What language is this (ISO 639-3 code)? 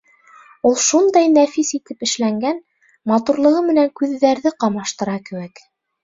bak